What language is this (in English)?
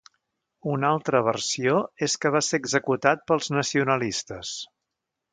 Catalan